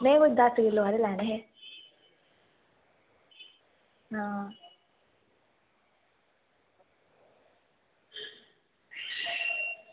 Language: Dogri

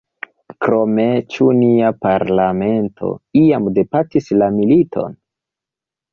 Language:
Esperanto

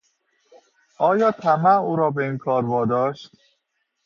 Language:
Persian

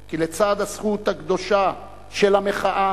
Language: Hebrew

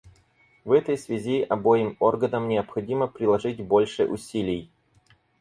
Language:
Russian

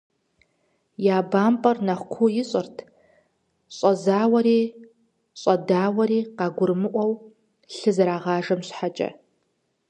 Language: Kabardian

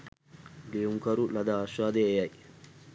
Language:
Sinhala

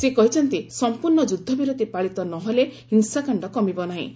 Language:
Odia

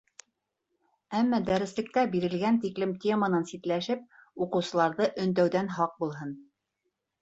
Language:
Bashkir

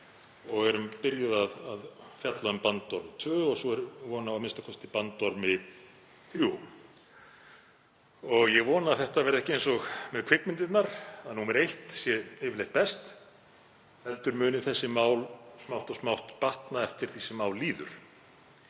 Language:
Icelandic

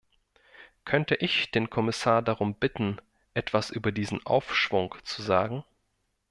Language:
German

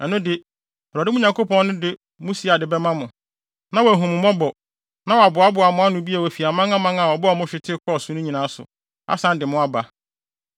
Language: Akan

